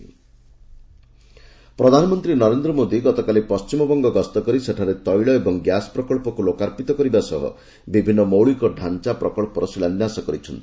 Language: Odia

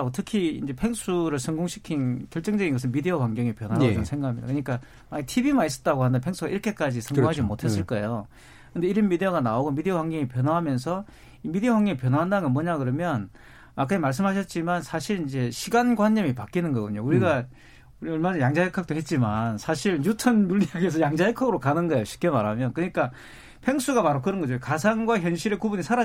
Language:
Korean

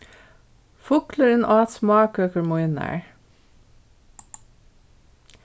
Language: Faroese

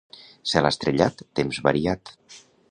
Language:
Catalan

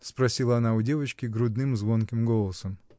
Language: Russian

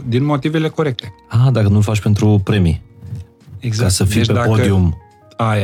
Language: Romanian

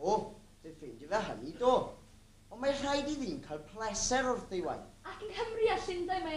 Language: Greek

